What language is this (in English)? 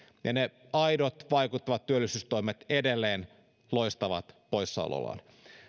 Finnish